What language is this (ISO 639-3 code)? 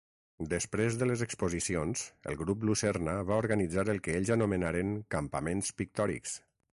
cat